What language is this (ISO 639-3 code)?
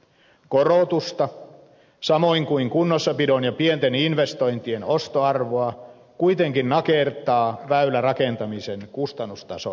fin